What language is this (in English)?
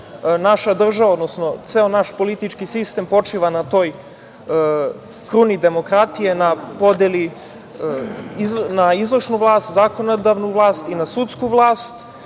Serbian